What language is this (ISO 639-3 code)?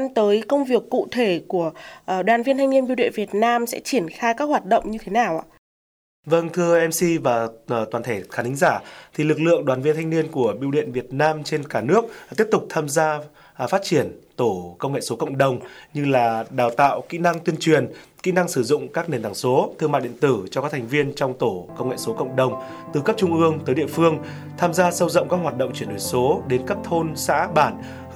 vie